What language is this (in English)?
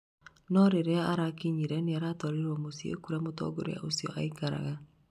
Kikuyu